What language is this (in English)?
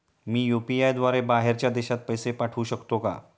Marathi